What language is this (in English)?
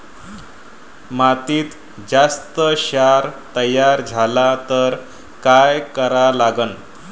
Marathi